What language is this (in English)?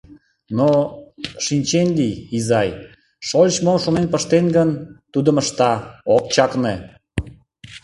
Mari